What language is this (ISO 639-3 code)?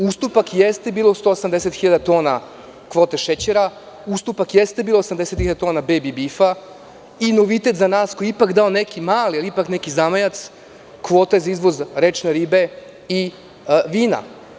srp